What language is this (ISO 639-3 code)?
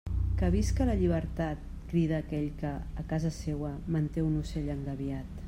cat